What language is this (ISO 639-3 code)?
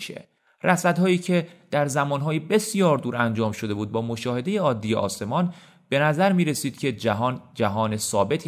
fas